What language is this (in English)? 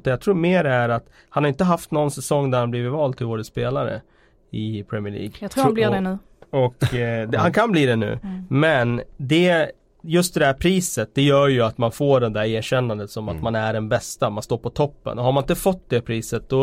Swedish